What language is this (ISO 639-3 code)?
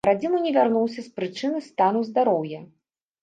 bel